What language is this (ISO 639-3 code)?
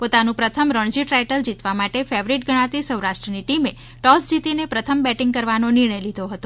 guj